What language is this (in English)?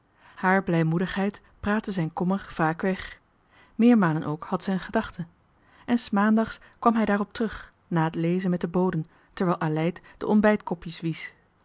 Dutch